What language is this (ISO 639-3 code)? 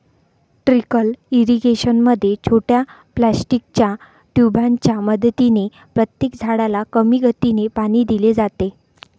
mar